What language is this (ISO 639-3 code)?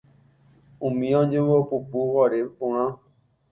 grn